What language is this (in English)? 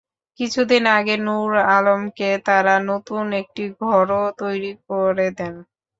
Bangla